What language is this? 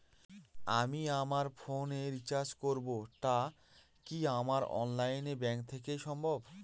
Bangla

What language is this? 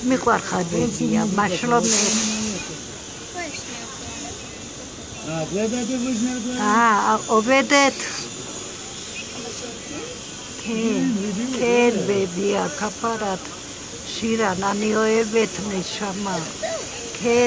Hebrew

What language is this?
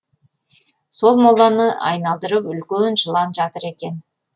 Kazakh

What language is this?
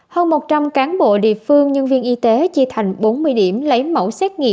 Vietnamese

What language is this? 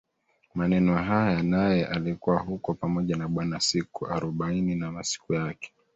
Swahili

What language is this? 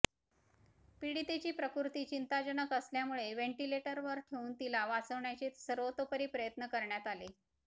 Marathi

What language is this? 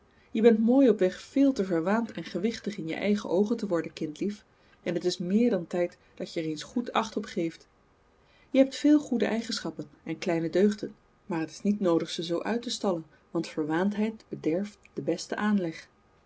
Dutch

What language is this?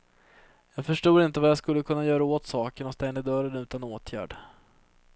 Swedish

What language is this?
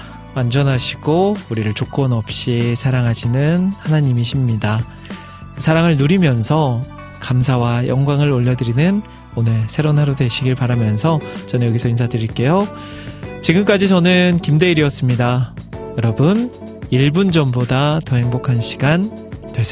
Korean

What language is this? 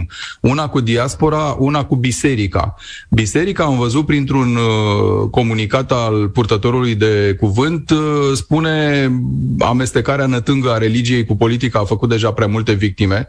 Romanian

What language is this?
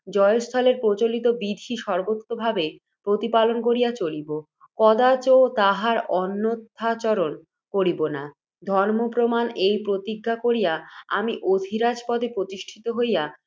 Bangla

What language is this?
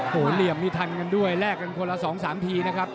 Thai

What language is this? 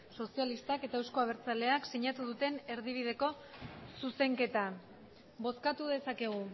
Basque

